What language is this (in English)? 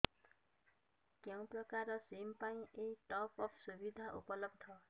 Odia